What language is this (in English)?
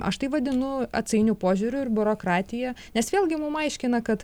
Lithuanian